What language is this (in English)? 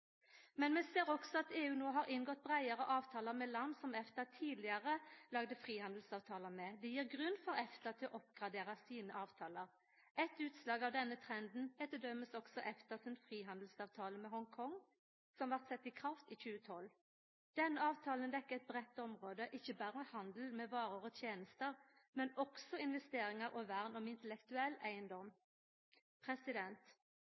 Norwegian Nynorsk